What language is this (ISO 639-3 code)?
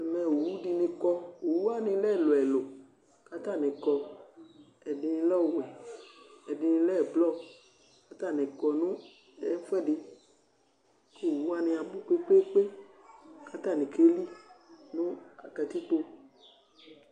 kpo